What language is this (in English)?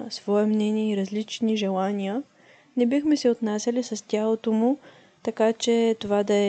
Bulgarian